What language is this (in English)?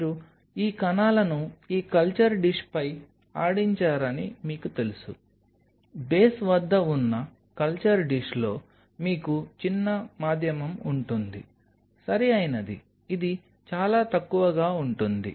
Telugu